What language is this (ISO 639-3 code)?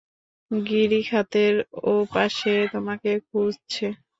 ben